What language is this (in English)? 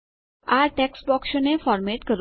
Gujarati